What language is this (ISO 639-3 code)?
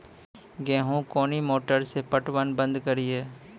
mai